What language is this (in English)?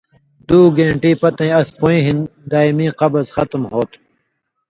Indus Kohistani